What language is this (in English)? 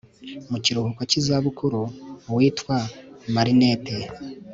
Kinyarwanda